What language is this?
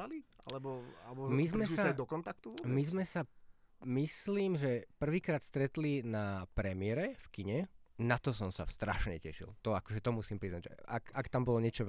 Slovak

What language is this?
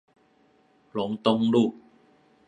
Chinese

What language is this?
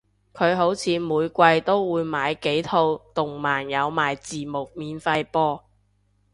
Cantonese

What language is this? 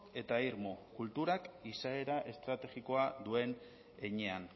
Basque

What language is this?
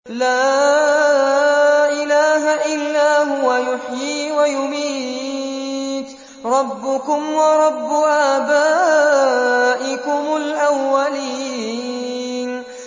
Arabic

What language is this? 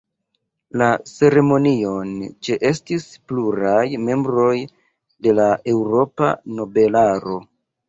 Esperanto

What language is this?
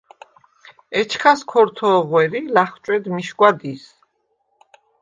Svan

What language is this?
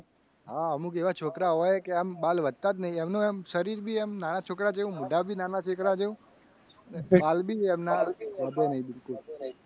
Gujarati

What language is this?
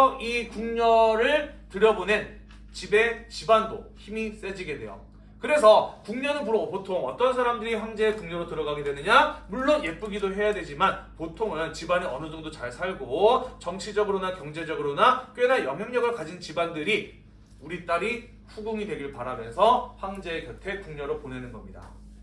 Korean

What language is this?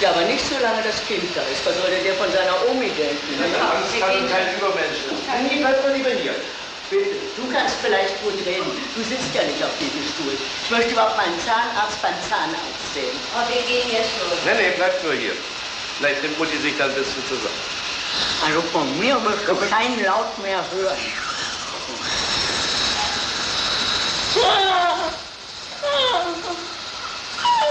German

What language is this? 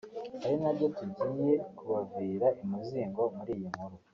Kinyarwanda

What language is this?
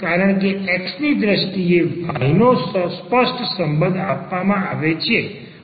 Gujarati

